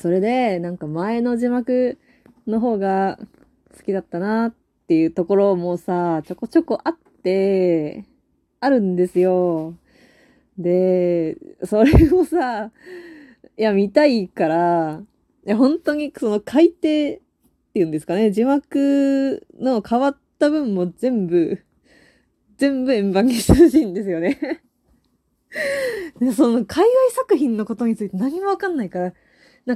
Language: Japanese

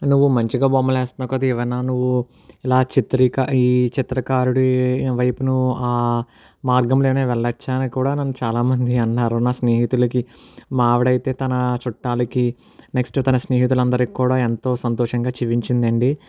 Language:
Telugu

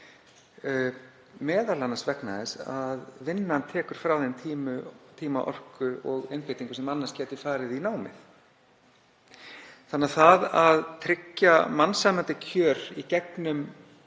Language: Icelandic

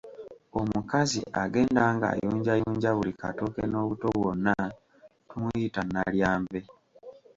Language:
Ganda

